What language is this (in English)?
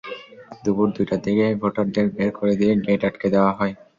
Bangla